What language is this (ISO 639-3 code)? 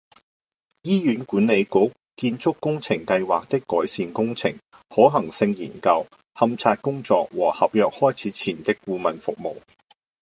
yue